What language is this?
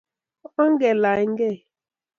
Kalenjin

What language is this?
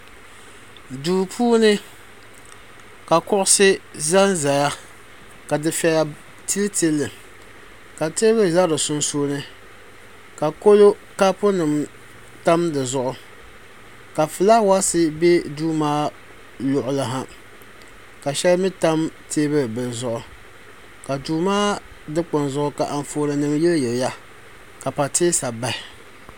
Dagbani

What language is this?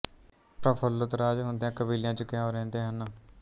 Punjabi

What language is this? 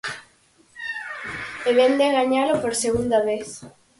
Galician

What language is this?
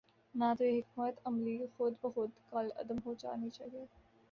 Urdu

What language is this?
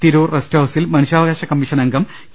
Malayalam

